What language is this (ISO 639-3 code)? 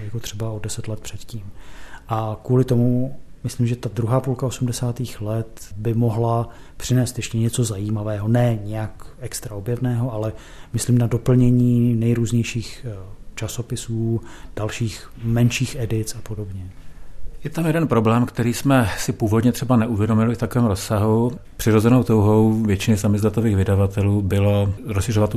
ces